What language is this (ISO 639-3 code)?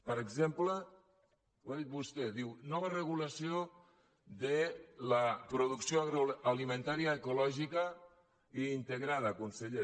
cat